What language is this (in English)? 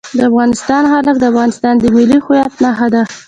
Pashto